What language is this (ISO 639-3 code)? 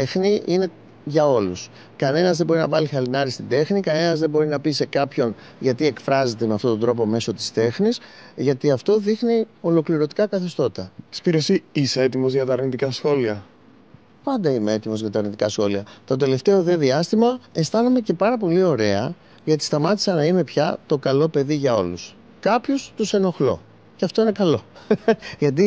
ell